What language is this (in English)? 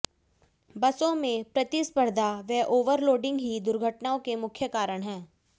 Hindi